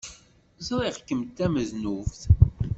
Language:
Kabyle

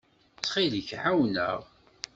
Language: Kabyle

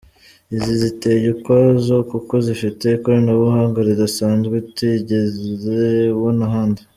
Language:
Kinyarwanda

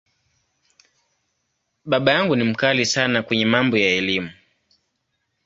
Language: Swahili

